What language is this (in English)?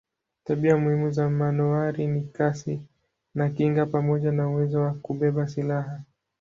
Swahili